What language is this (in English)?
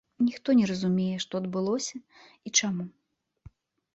Belarusian